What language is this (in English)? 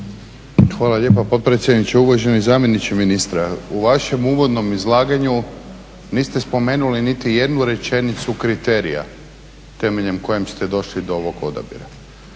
Croatian